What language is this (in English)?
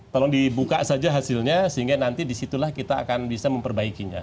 Indonesian